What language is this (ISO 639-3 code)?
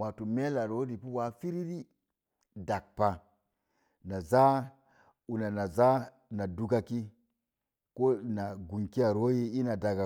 ver